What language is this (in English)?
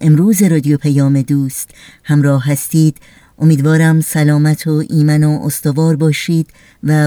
Persian